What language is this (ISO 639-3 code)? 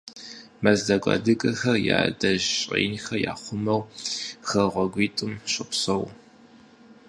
kbd